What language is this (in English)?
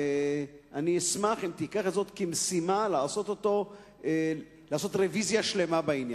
Hebrew